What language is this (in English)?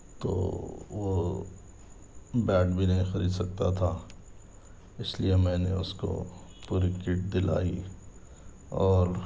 Urdu